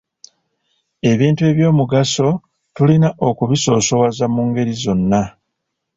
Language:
Ganda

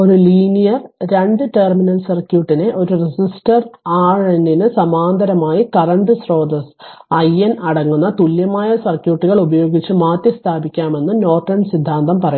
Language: Malayalam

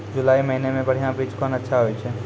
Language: Maithili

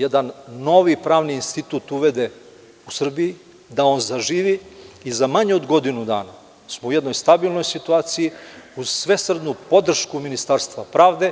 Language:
Serbian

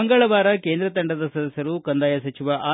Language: Kannada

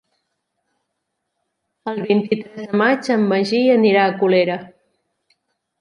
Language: Catalan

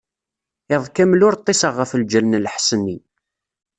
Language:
Kabyle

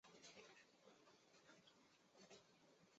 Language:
Chinese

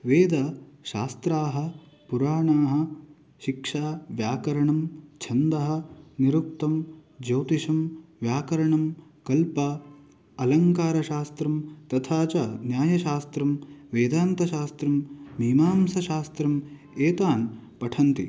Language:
Sanskrit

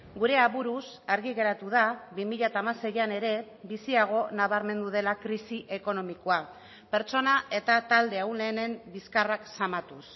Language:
Basque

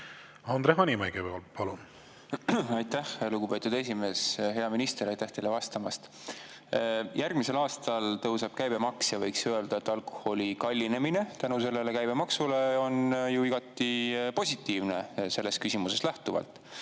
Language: Estonian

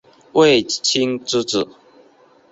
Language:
Chinese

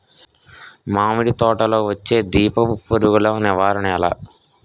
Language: Telugu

